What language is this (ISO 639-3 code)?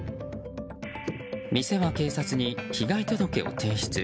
jpn